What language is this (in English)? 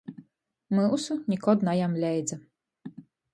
Latgalian